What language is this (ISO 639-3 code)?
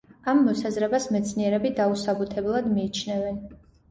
kat